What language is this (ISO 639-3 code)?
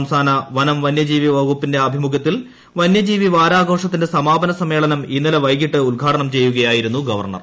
mal